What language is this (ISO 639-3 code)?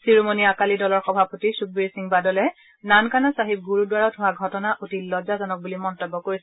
asm